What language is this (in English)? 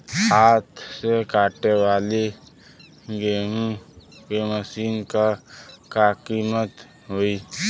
Bhojpuri